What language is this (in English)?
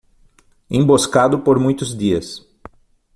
Portuguese